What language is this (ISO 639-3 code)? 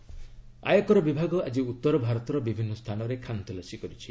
ori